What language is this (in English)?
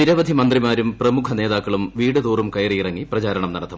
Malayalam